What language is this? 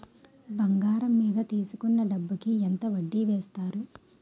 Telugu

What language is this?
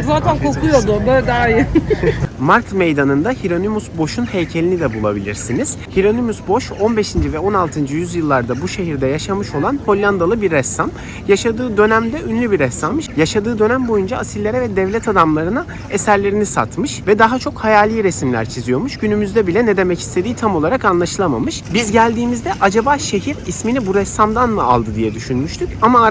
Turkish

